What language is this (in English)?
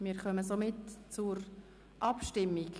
Swiss German